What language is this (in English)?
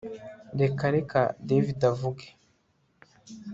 Kinyarwanda